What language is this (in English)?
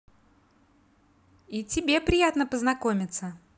Russian